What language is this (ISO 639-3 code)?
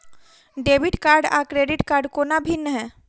mai